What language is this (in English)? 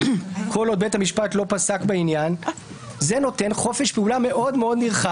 Hebrew